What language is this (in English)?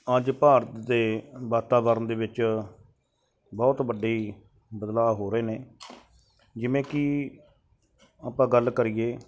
Punjabi